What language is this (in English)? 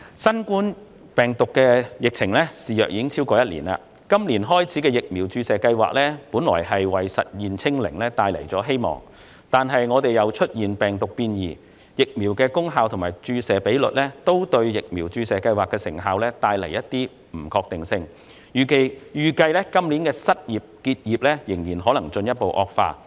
Cantonese